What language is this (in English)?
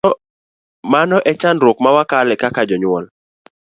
Luo (Kenya and Tanzania)